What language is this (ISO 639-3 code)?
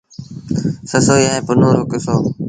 sbn